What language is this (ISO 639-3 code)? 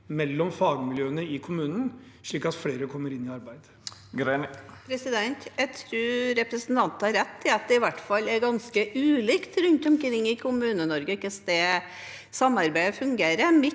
nor